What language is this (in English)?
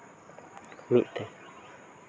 Santali